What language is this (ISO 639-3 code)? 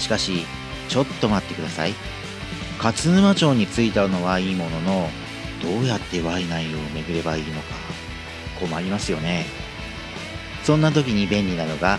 jpn